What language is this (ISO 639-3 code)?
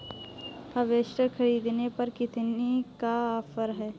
hin